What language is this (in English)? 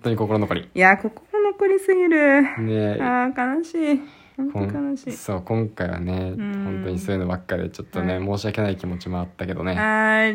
Japanese